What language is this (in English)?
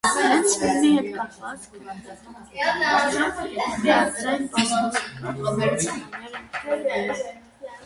Armenian